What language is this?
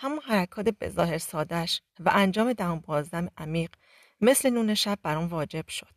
Persian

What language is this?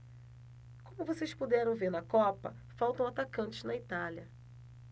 Portuguese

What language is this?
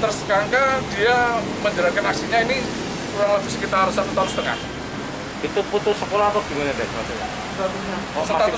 Indonesian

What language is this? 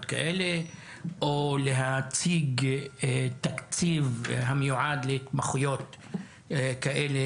Hebrew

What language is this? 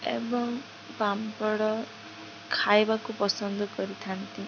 Odia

